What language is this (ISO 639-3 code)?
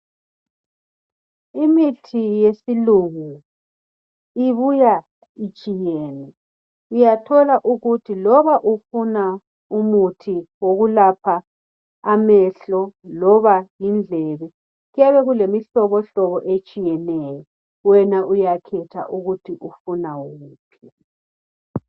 nde